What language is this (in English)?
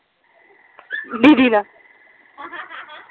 Punjabi